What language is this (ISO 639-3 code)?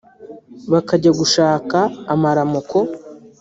kin